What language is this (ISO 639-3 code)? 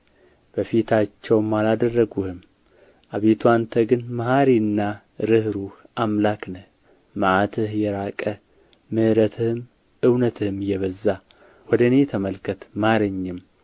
amh